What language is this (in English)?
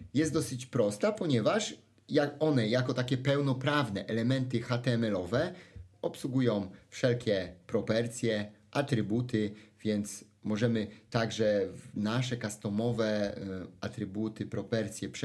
Polish